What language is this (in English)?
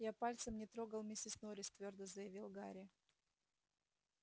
Russian